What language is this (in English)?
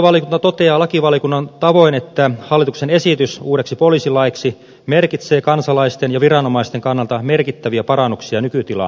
Finnish